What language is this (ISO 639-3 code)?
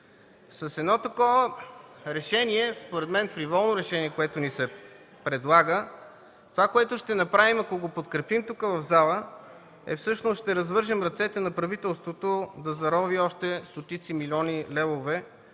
bul